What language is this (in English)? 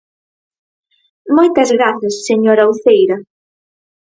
Galician